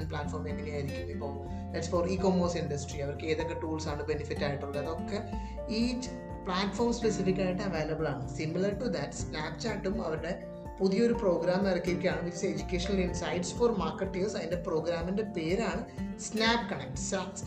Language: Malayalam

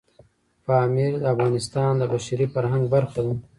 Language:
Pashto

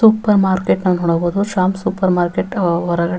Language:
Kannada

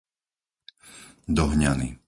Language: Slovak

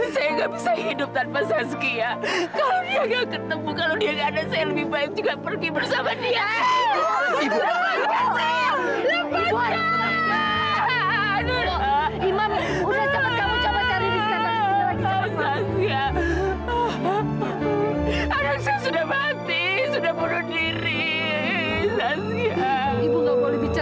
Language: Indonesian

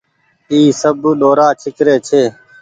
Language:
Goaria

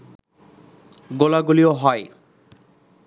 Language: Bangla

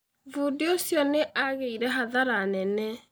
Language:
Kikuyu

